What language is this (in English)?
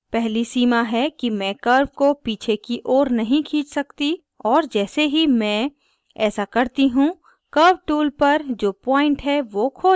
Hindi